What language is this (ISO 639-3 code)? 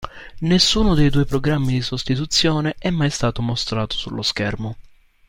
ita